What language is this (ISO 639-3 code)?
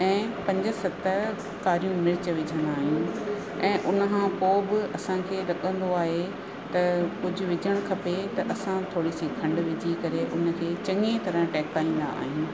snd